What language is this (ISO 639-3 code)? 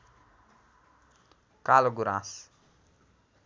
nep